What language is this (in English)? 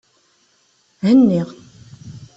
Kabyle